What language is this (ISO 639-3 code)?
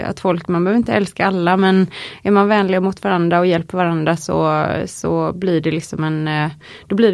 swe